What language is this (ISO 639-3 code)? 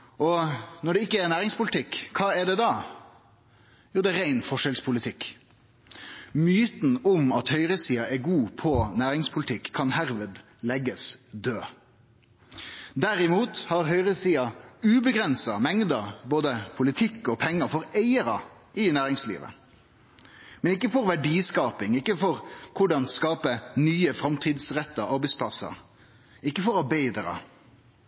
nno